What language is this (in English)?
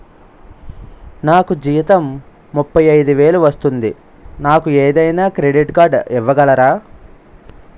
Telugu